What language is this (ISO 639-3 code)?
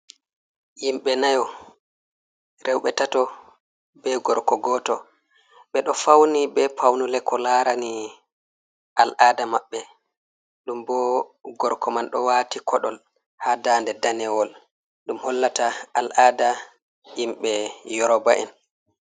ful